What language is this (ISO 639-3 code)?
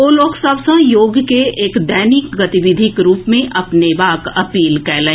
mai